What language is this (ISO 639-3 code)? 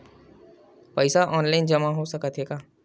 hne